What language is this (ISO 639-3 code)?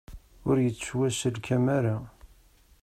kab